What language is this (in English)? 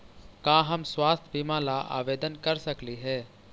Magahi